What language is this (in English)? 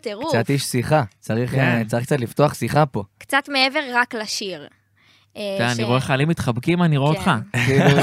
Hebrew